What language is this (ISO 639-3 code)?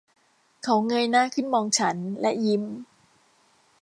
tha